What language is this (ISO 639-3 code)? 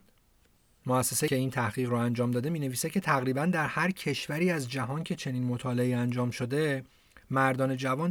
fas